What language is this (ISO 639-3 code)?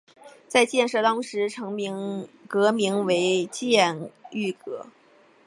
zho